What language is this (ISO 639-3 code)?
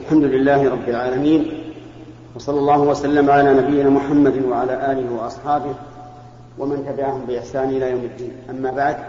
ara